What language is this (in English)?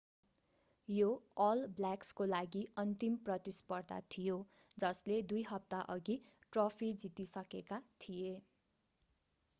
Nepali